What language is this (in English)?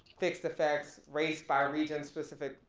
English